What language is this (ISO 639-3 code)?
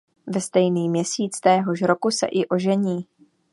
ces